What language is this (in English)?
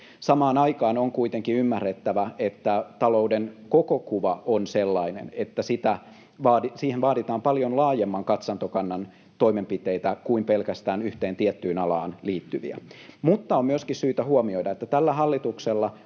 Finnish